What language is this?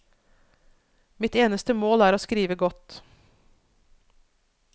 Norwegian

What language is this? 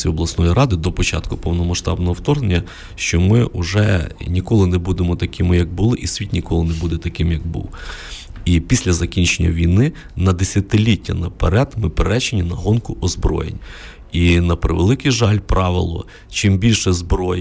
Ukrainian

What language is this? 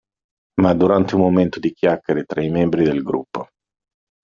Italian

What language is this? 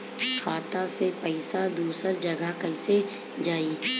Bhojpuri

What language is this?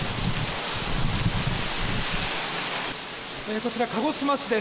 Japanese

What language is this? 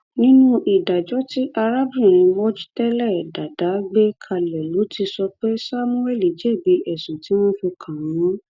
Yoruba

